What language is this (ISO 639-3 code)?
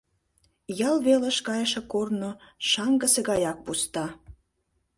chm